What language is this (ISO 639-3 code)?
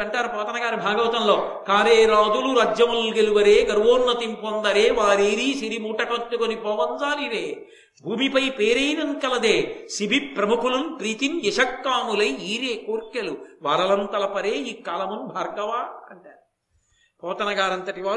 tel